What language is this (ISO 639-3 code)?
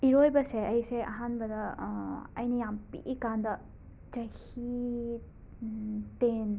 mni